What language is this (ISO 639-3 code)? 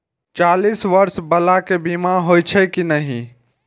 mai